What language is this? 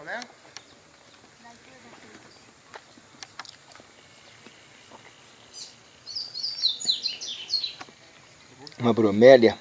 Portuguese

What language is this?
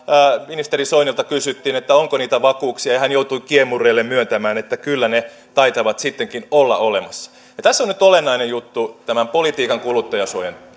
Finnish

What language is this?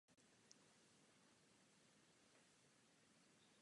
Czech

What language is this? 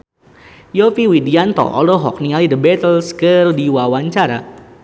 Sundanese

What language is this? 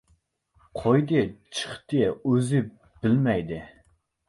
Uzbek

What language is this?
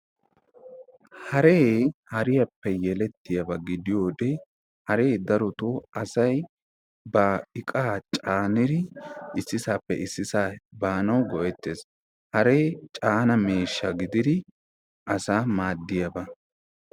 Wolaytta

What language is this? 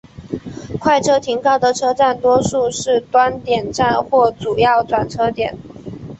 Chinese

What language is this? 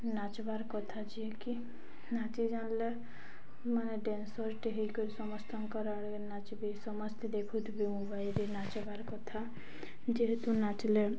Odia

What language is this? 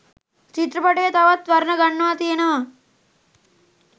Sinhala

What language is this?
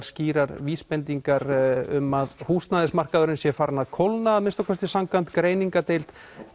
Icelandic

